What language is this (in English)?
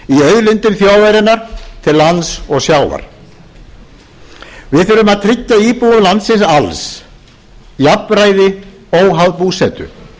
Icelandic